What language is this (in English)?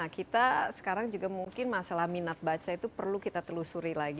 Indonesian